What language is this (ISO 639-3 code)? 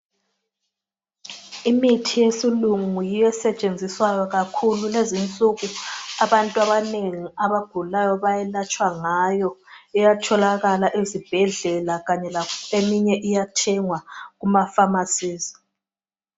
nde